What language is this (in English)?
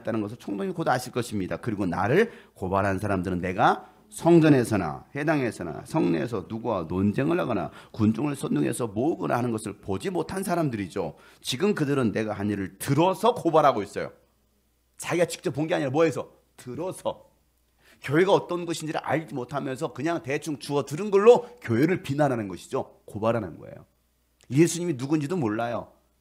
Korean